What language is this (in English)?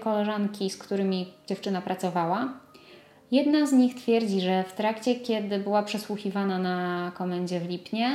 Polish